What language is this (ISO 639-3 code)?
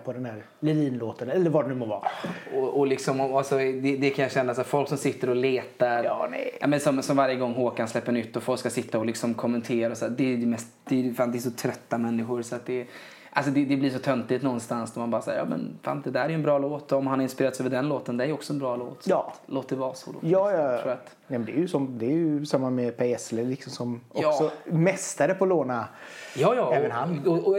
swe